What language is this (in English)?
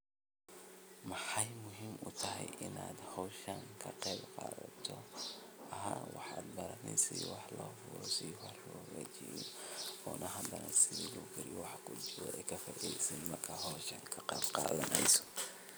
Somali